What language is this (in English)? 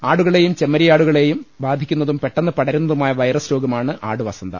Malayalam